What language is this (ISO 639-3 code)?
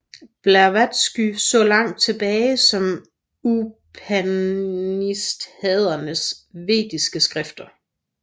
dan